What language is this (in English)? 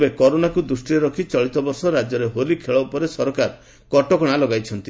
Odia